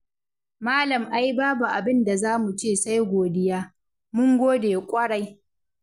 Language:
Hausa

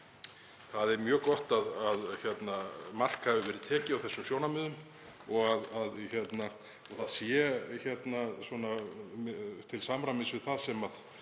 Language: Icelandic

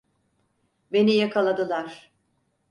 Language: Turkish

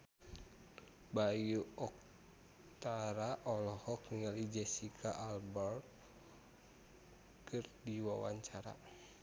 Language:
Sundanese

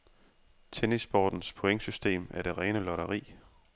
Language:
Danish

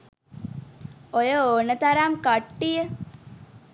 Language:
Sinhala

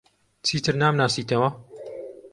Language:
Central Kurdish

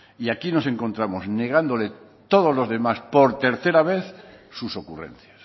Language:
Spanish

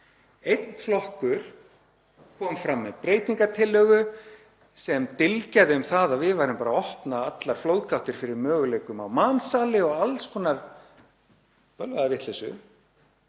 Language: Icelandic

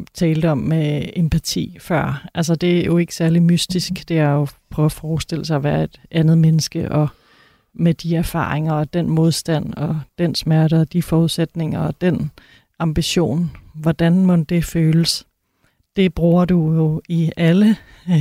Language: Danish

